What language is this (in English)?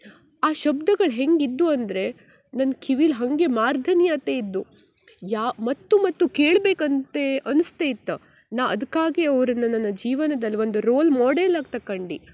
Kannada